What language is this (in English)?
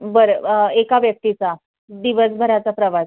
Marathi